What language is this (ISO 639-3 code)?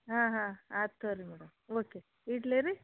kan